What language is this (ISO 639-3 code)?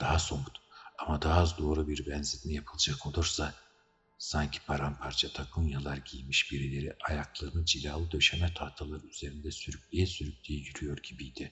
tur